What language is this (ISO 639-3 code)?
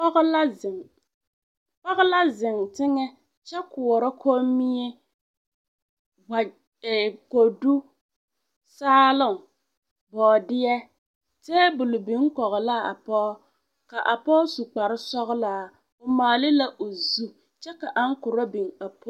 dga